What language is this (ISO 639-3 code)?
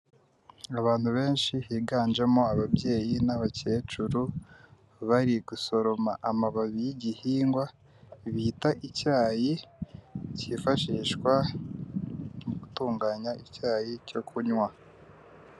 kin